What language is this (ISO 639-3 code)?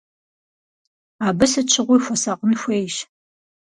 kbd